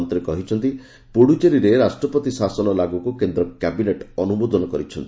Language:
Odia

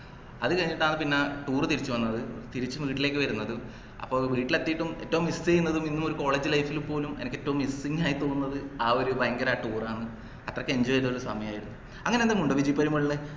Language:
Malayalam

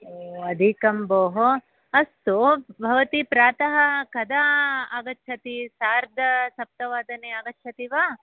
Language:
Sanskrit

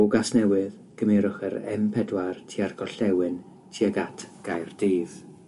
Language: Welsh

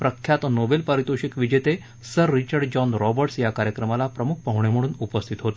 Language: Marathi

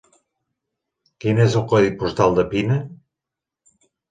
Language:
Catalan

